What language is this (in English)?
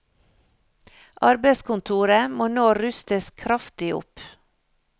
Norwegian